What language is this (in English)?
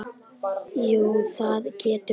Icelandic